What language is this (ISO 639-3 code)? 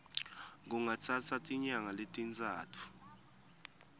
ssw